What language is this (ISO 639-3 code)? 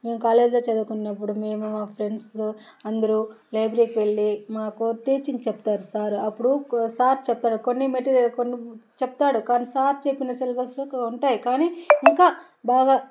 tel